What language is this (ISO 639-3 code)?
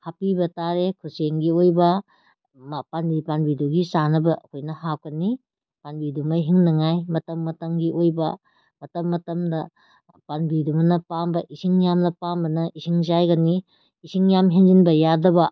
mni